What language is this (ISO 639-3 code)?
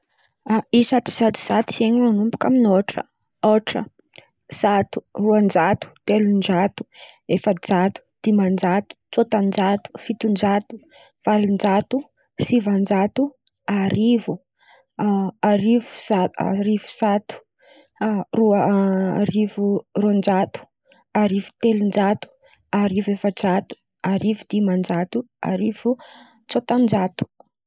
xmv